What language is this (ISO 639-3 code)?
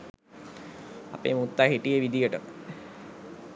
sin